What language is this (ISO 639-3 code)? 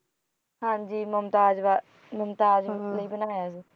pan